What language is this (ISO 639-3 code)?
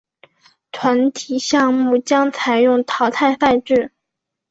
zho